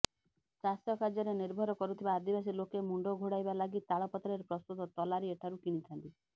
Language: Odia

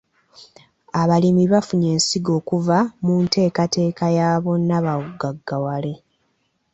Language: Ganda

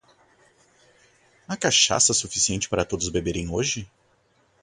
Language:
Portuguese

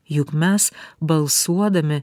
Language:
Lithuanian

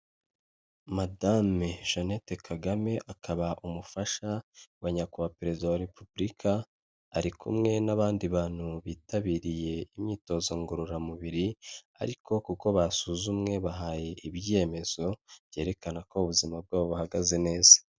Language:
Kinyarwanda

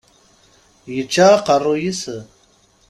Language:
Kabyle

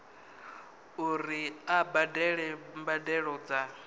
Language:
Venda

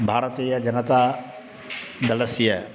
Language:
Sanskrit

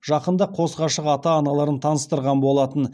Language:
Kazakh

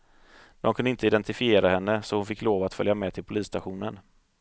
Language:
Swedish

